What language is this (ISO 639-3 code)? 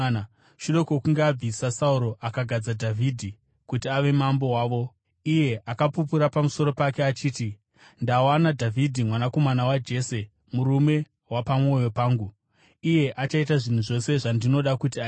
sna